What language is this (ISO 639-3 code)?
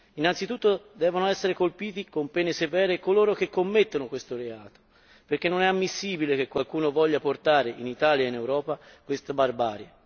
ita